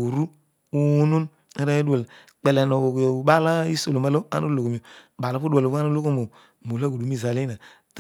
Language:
Odual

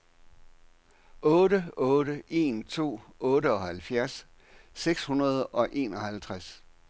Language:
Danish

